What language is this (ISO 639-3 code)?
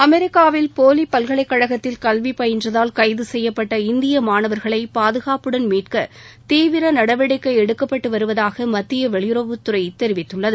tam